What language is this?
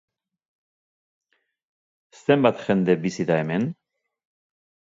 Basque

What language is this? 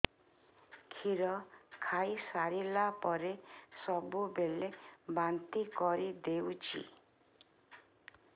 Odia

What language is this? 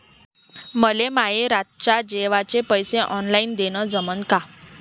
Marathi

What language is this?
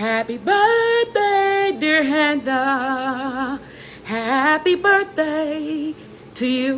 English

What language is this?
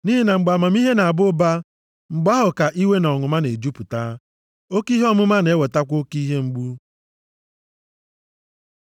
Igbo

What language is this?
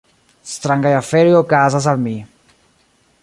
Esperanto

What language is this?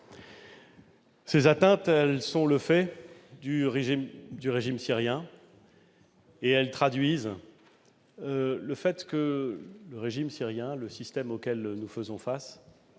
French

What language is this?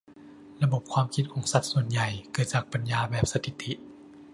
Thai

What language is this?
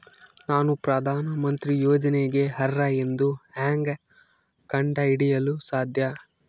Kannada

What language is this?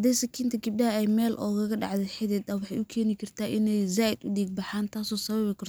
Somali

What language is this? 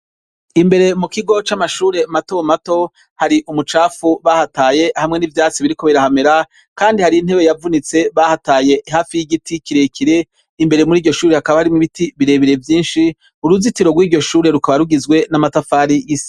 Rundi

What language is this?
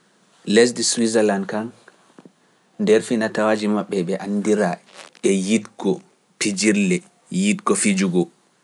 Pular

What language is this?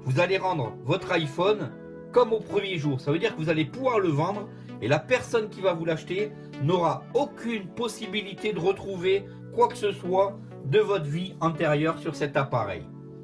French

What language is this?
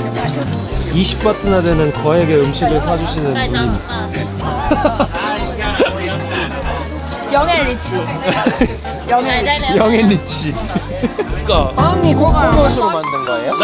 Korean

